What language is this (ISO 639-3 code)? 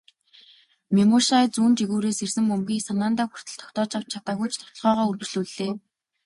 mon